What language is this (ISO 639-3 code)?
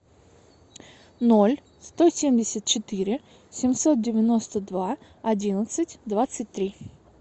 rus